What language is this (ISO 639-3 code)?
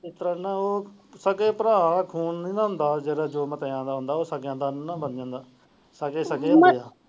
pan